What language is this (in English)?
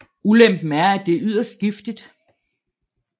Danish